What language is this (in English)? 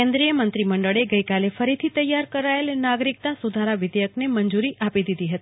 Gujarati